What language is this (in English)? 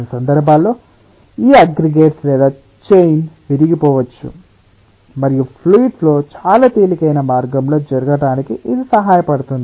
Telugu